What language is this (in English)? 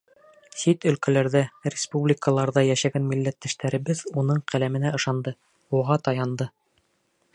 Bashkir